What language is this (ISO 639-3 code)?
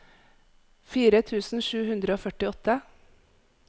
nor